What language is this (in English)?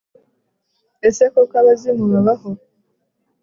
Kinyarwanda